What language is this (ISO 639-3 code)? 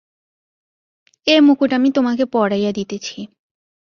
ben